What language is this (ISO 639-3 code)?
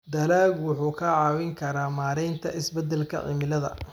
som